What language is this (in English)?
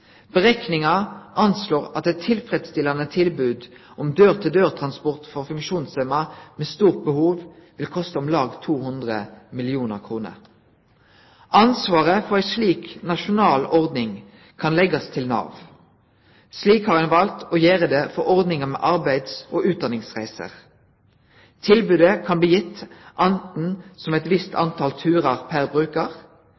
Norwegian Nynorsk